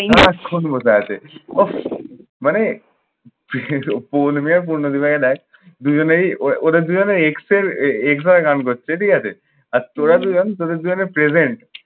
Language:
Bangla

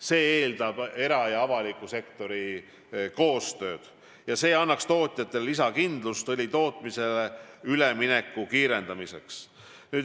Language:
Estonian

